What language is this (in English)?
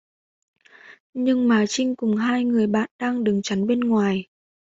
Vietnamese